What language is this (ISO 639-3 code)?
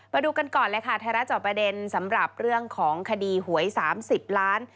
tha